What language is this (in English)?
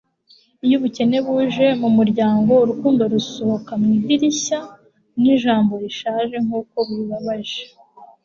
Kinyarwanda